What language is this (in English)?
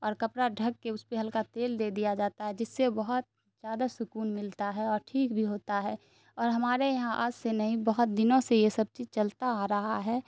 Urdu